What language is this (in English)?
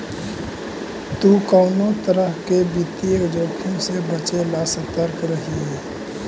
Magahi